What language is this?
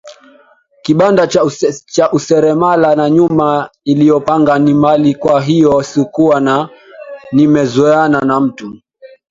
Swahili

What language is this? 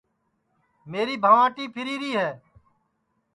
Sansi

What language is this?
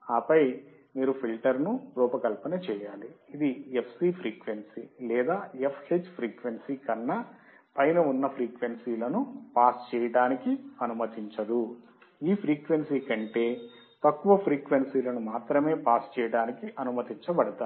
Telugu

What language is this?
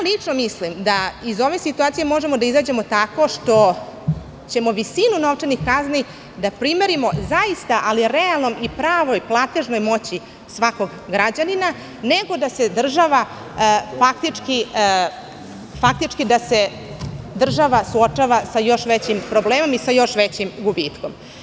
Serbian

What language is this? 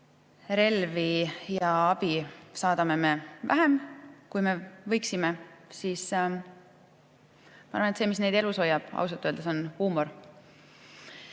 Estonian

